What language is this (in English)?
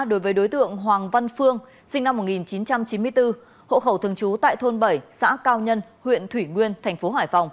Vietnamese